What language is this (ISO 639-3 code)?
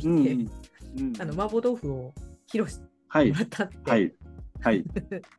jpn